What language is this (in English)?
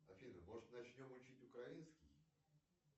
Russian